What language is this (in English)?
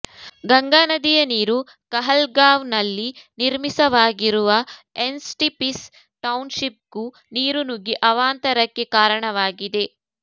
Kannada